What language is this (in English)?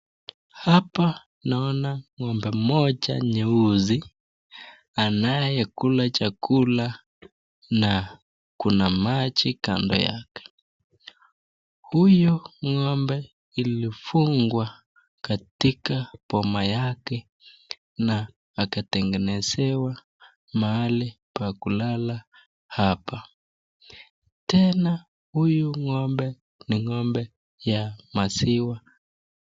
Swahili